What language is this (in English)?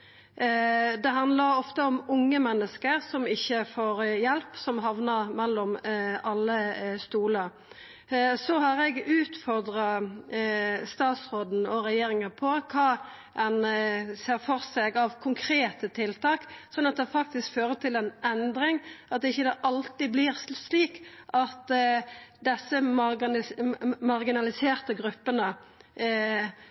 Norwegian Nynorsk